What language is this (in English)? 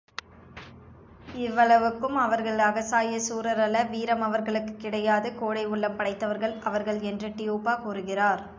Tamil